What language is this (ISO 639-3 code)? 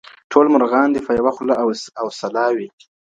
pus